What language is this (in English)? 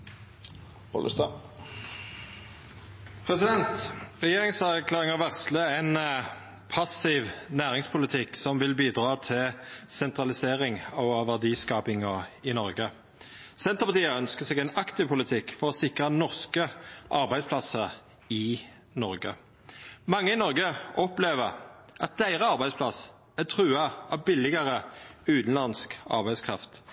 Norwegian